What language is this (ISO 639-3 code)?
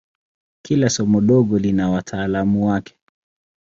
swa